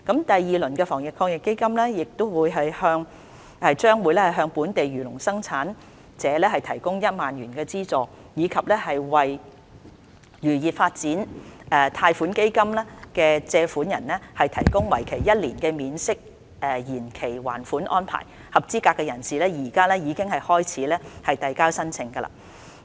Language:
Cantonese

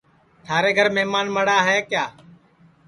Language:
Sansi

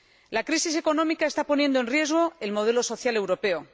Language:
Spanish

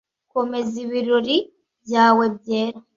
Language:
Kinyarwanda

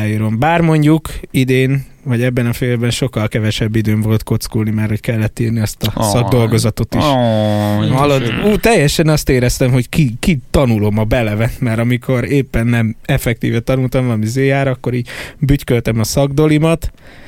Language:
Hungarian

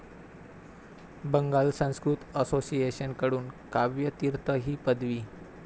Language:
Marathi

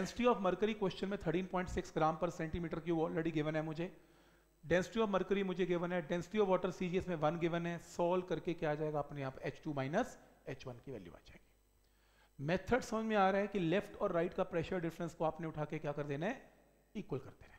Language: Hindi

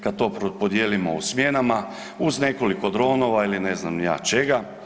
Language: Croatian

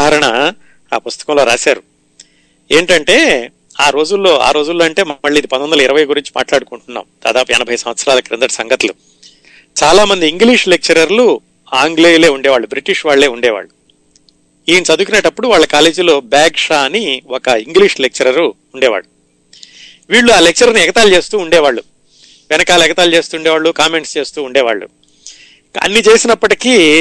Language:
Telugu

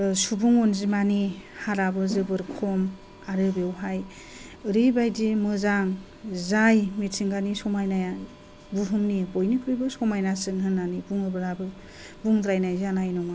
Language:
Bodo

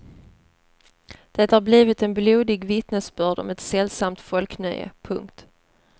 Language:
Swedish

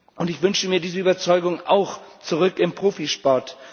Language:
German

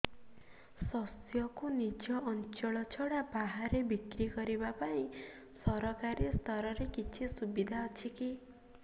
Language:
Odia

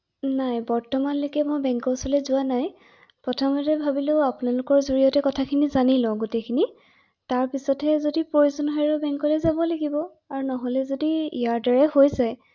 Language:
Assamese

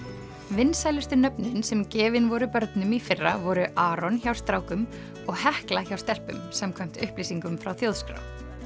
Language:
Icelandic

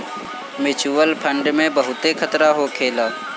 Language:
Bhojpuri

